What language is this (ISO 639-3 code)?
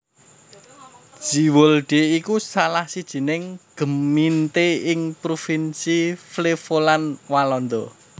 jav